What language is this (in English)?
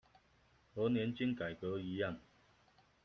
Chinese